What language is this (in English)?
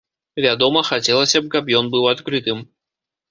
Belarusian